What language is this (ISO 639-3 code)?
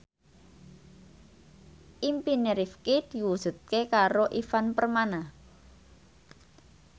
jav